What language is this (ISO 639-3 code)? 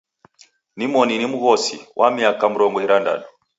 dav